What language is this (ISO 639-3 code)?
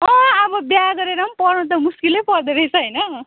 nep